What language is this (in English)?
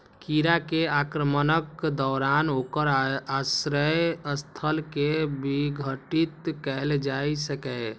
Maithili